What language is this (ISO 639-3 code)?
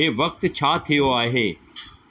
snd